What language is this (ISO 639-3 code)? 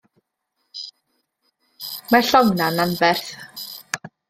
cym